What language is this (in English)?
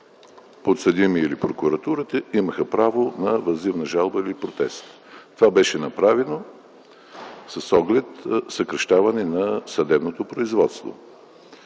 Bulgarian